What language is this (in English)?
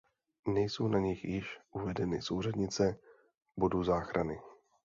Czech